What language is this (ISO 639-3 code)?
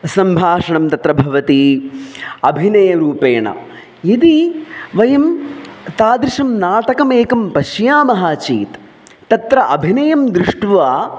san